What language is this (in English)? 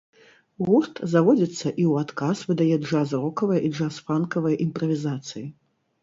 Belarusian